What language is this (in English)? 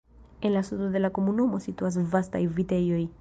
Esperanto